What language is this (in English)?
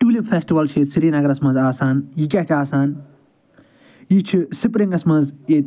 Kashmiri